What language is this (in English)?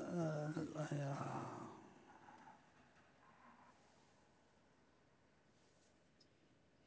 Chinese